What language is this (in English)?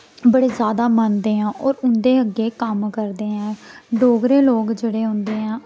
Dogri